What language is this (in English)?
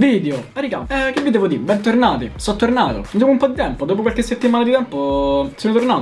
Italian